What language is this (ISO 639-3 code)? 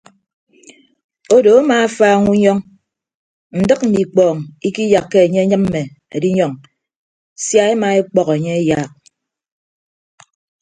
ibb